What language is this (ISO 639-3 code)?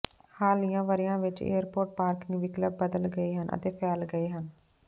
pan